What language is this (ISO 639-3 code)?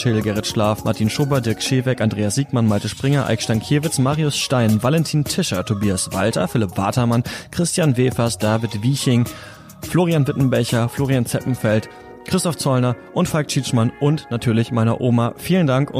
deu